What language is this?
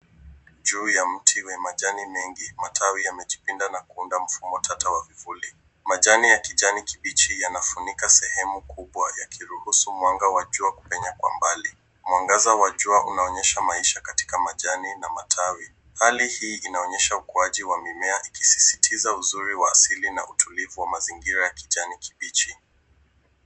Swahili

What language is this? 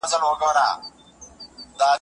Pashto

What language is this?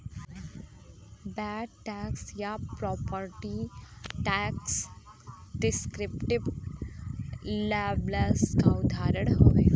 Bhojpuri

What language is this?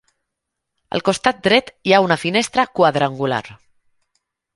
Catalan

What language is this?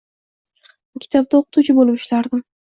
Uzbek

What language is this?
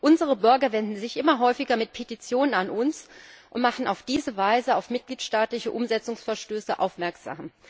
German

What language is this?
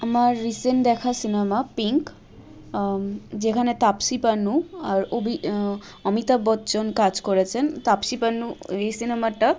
Bangla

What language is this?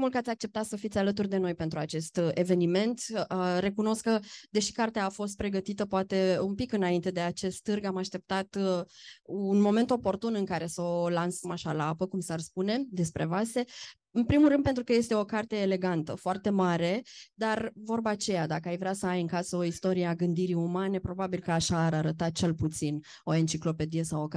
Romanian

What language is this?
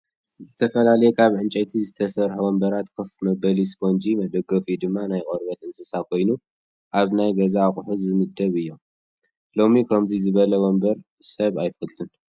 Tigrinya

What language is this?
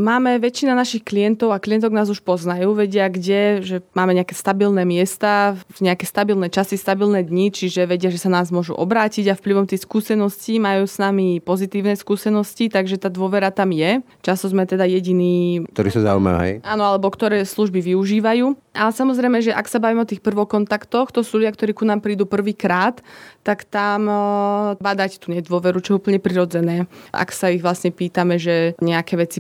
Slovak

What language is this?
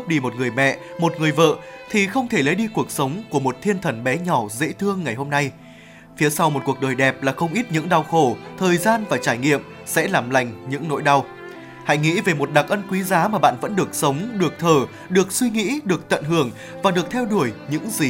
Vietnamese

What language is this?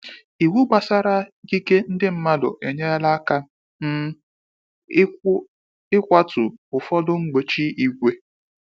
Igbo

